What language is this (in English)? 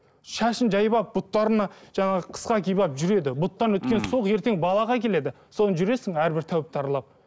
Kazakh